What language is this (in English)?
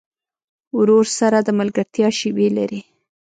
Pashto